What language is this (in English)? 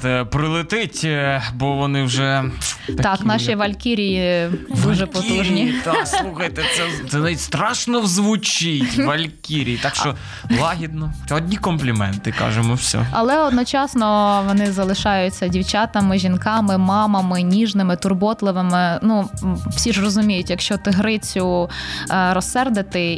Ukrainian